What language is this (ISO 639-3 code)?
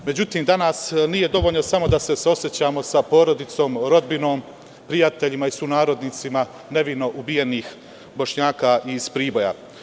srp